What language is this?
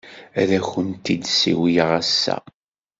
Kabyle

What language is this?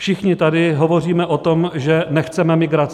Czech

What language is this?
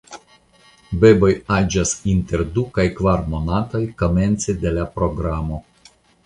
Esperanto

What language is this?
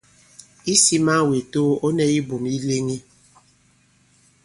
Bankon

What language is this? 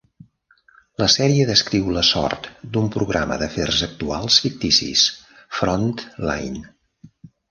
Catalan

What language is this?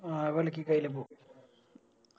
Malayalam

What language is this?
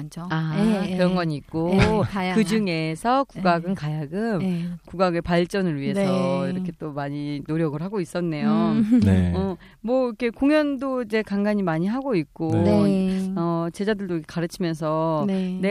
Korean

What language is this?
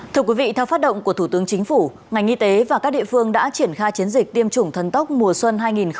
Vietnamese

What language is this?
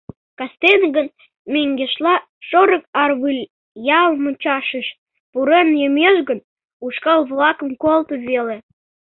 Mari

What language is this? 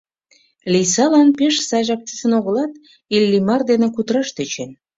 Mari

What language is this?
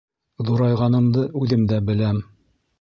Bashkir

